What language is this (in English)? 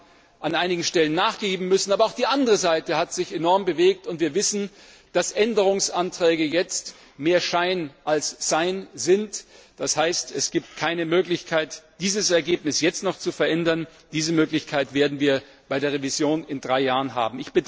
German